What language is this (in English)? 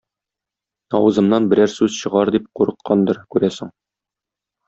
Tatar